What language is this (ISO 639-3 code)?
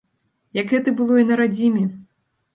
bel